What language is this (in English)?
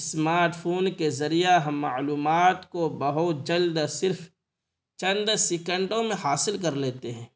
Urdu